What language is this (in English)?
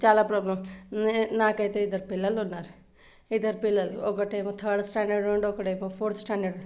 Telugu